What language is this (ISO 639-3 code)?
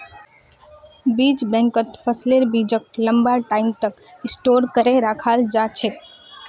mag